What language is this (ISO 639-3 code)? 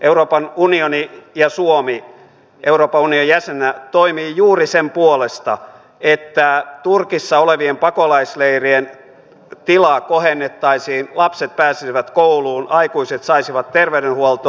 fin